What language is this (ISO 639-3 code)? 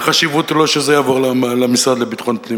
heb